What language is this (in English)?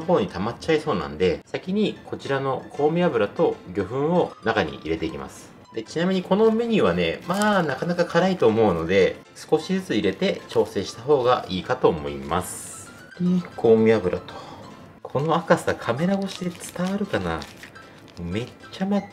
Japanese